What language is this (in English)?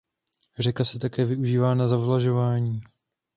Czech